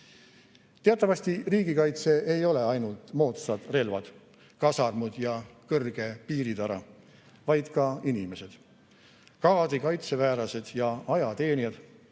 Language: Estonian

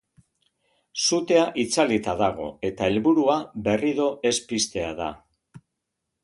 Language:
Basque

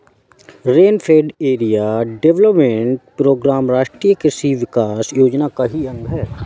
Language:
Hindi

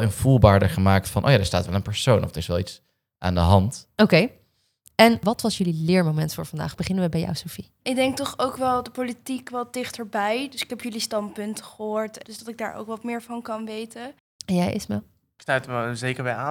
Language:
Dutch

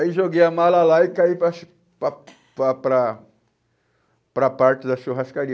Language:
Portuguese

